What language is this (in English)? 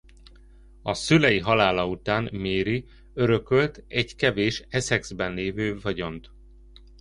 Hungarian